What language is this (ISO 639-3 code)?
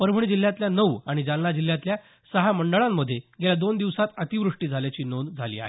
mar